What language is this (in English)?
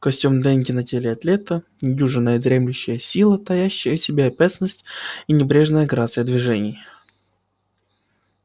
Russian